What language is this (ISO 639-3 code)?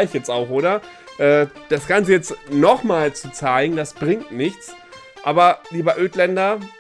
deu